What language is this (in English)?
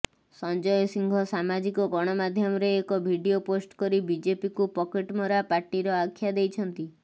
Odia